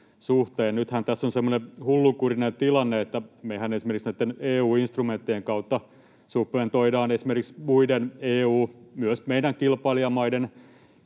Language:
Finnish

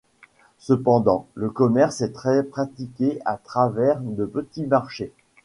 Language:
French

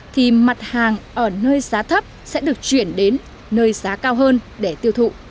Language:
Vietnamese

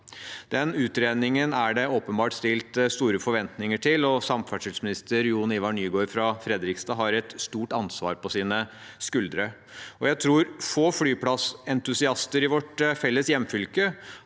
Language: Norwegian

